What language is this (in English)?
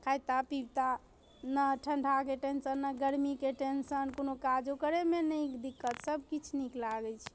Maithili